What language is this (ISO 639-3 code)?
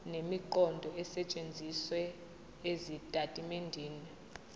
zul